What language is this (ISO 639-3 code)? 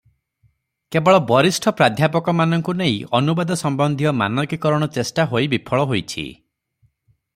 ori